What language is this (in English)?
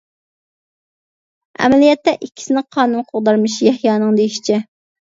Uyghur